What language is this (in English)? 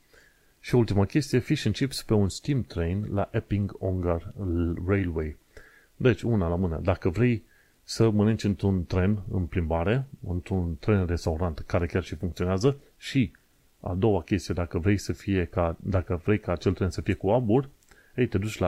Romanian